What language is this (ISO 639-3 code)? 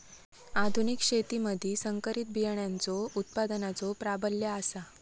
mar